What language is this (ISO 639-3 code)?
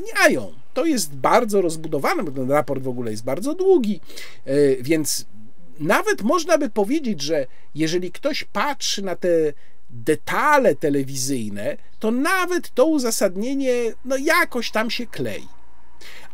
pol